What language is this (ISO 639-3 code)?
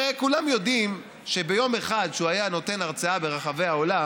heb